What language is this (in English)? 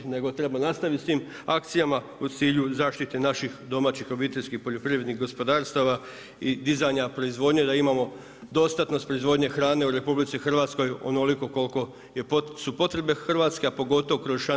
Croatian